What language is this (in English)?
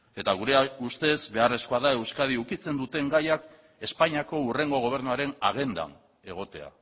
Basque